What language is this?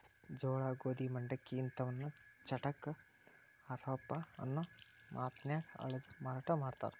Kannada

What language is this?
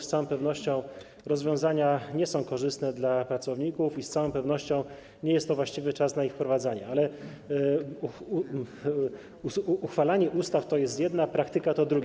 Polish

